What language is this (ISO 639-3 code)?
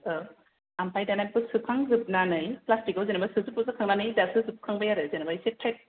brx